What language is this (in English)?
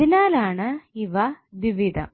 Malayalam